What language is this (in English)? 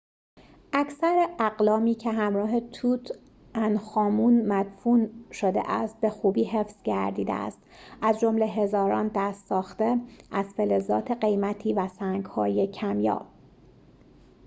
Persian